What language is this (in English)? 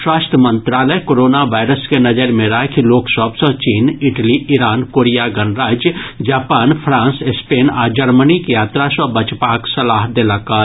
Maithili